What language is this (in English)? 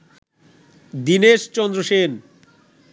Bangla